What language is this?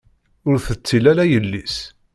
Kabyle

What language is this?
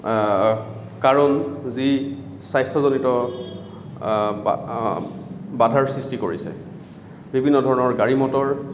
Assamese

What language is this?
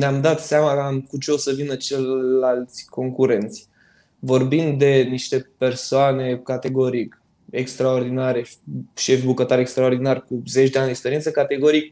Romanian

